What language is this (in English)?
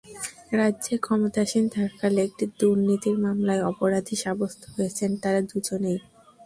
Bangla